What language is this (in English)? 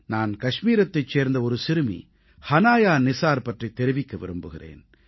Tamil